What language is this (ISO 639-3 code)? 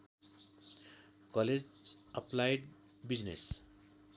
nep